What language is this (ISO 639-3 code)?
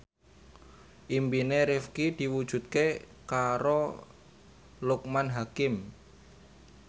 jav